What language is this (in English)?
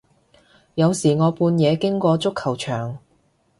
Cantonese